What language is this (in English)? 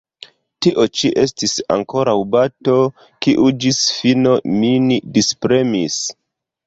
Esperanto